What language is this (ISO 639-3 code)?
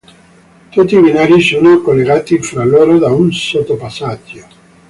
ita